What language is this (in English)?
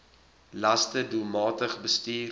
Afrikaans